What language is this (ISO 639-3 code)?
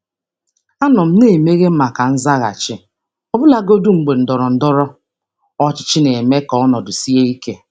ibo